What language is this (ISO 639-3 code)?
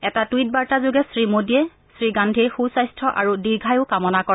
asm